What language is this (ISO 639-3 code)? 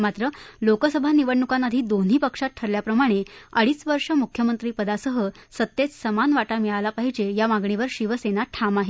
mar